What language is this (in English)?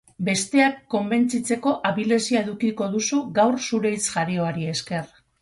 Basque